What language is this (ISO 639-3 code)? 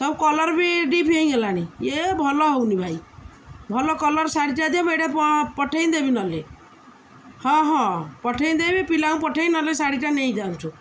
ori